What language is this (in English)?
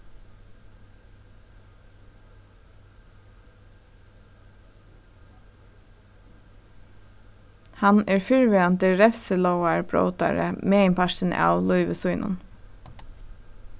Faroese